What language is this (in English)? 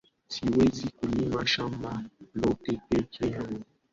Swahili